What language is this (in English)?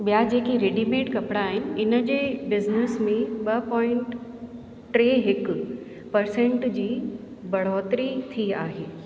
Sindhi